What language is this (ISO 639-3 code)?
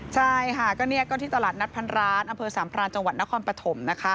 tha